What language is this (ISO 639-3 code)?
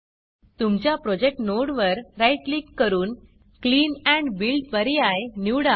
mar